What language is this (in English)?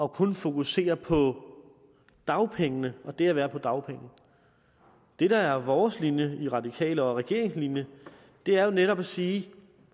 Danish